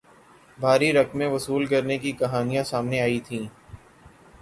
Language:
Urdu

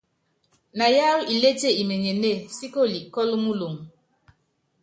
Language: Yangben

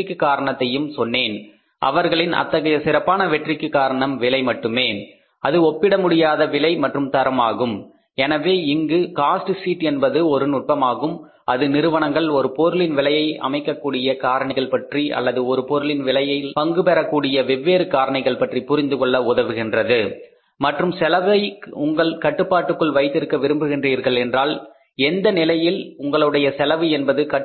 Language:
Tamil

